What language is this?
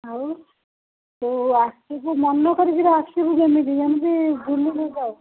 Odia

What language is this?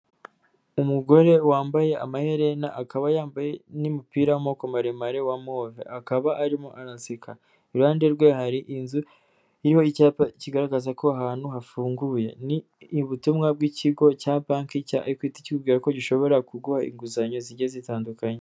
Kinyarwanda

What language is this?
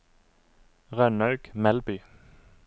Norwegian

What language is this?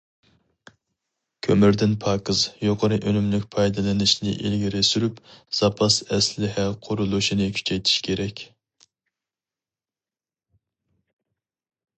Uyghur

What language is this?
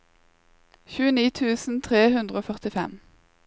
Norwegian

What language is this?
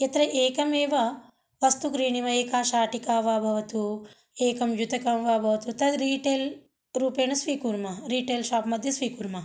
Sanskrit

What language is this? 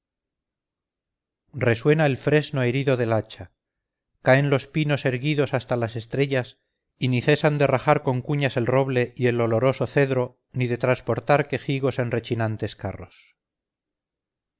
Spanish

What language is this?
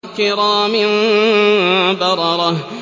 Arabic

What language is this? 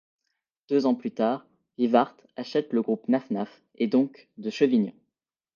French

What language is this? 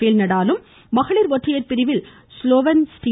Tamil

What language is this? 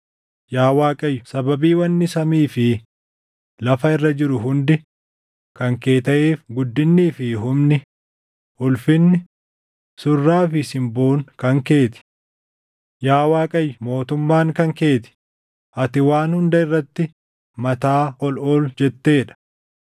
Oromo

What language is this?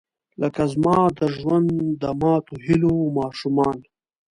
Pashto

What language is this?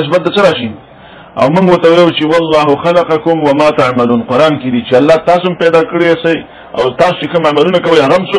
Arabic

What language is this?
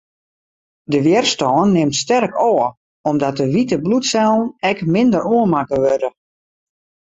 Western Frisian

